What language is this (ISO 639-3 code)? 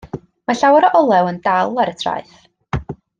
cym